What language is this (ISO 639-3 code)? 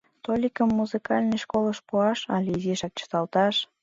chm